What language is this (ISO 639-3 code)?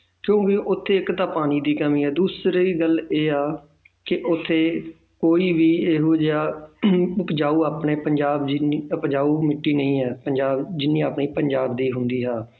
pan